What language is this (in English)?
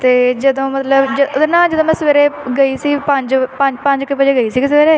Punjabi